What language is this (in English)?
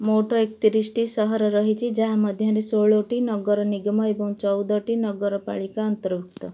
Odia